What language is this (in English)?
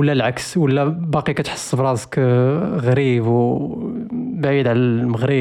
Arabic